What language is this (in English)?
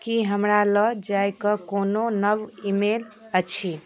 Maithili